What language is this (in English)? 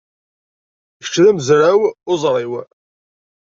Kabyle